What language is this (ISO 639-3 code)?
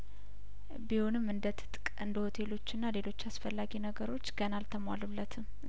amh